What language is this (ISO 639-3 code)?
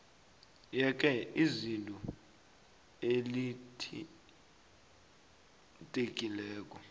nbl